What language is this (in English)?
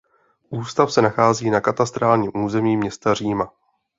Czech